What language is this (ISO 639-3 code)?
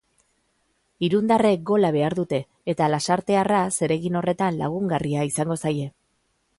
eus